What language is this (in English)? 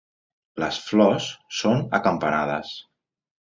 Catalan